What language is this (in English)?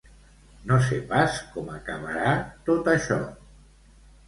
Catalan